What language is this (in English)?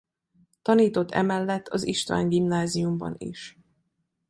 Hungarian